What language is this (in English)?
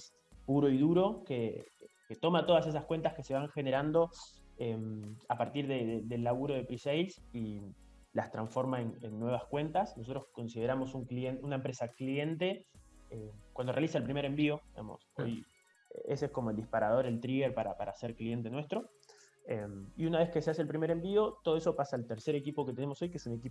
Spanish